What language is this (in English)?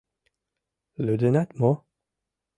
Mari